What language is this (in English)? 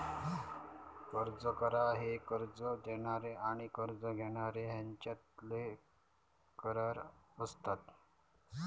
Marathi